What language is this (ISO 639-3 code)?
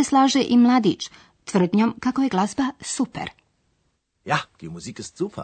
hrv